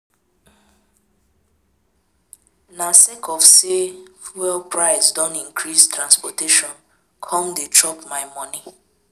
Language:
Nigerian Pidgin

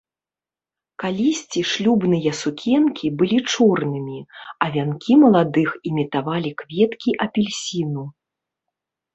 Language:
Belarusian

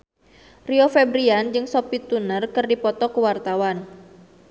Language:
Sundanese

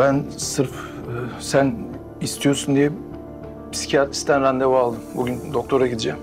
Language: Turkish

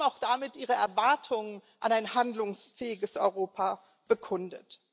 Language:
German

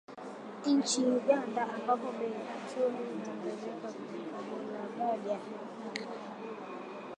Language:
Swahili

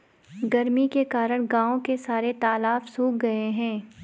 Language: Hindi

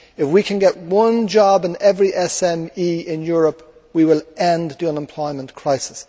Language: English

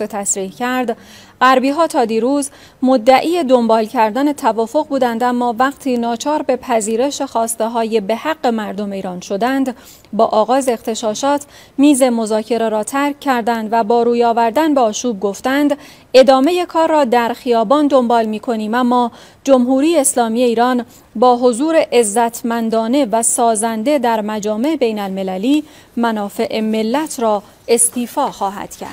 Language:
Persian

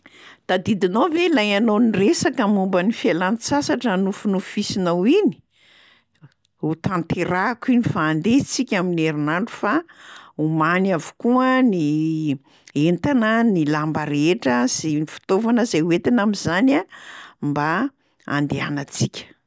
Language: Malagasy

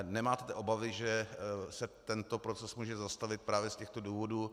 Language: Czech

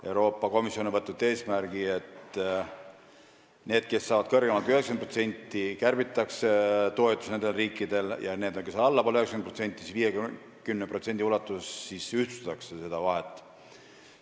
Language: Estonian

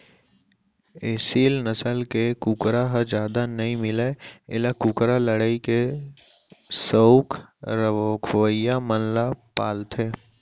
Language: Chhattisgarhi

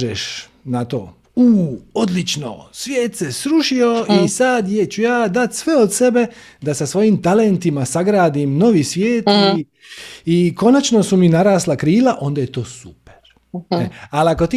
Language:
Croatian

